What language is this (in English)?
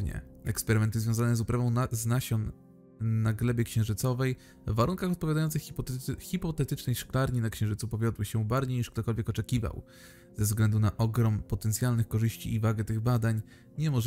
Polish